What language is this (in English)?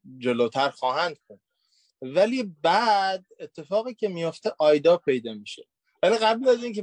Persian